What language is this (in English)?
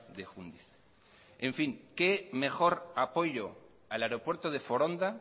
Spanish